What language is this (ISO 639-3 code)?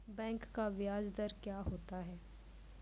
mai